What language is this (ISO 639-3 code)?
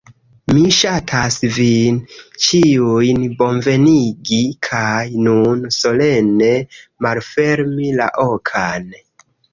epo